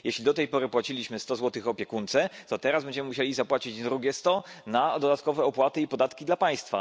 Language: Polish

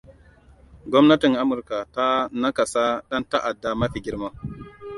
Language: Hausa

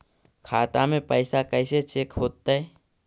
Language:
Magahi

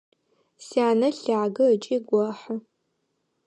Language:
Adyghe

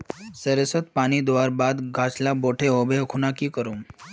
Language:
Magahi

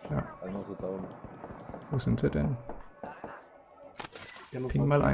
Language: German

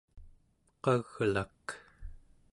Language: Central Yupik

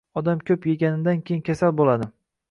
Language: Uzbek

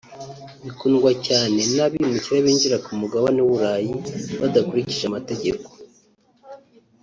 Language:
Kinyarwanda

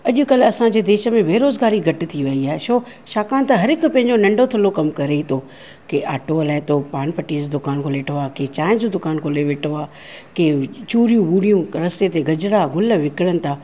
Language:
Sindhi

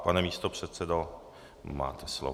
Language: Czech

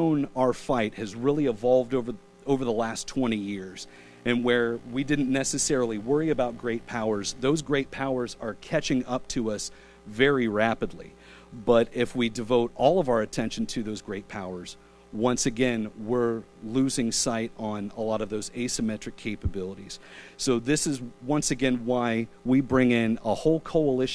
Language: English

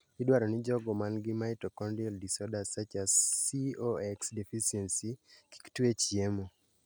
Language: Luo (Kenya and Tanzania)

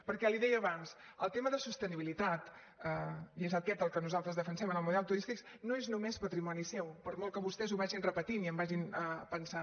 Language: Catalan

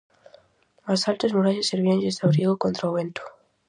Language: Galician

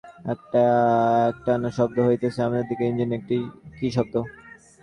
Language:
Bangla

